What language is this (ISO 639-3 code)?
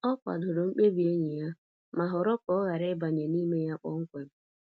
ibo